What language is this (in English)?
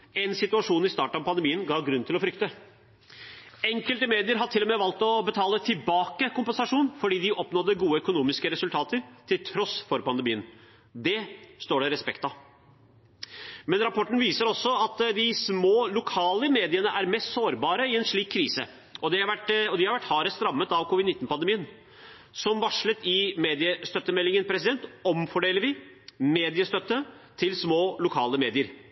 Norwegian Bokmål